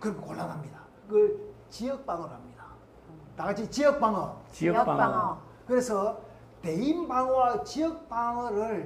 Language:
Korean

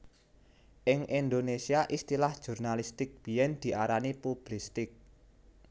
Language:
Javanese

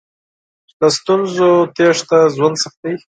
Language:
Pashto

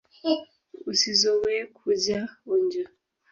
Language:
Swahili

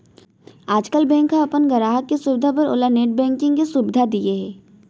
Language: Chhattisgarhi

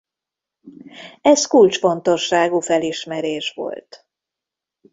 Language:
Hungarian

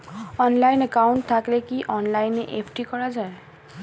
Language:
Bangla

